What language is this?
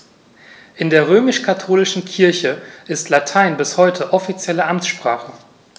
German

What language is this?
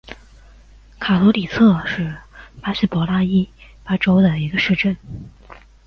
Chinese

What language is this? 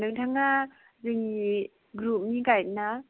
Bodo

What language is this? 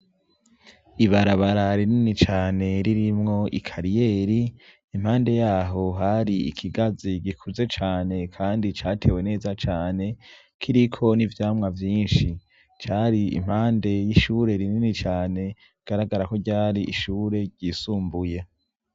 Rundi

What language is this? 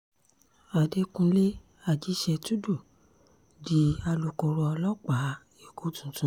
Yoruba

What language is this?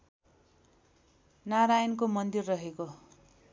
Nepali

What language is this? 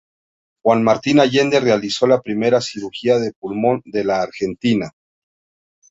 Spanish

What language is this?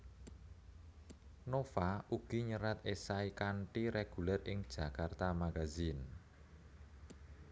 Javanese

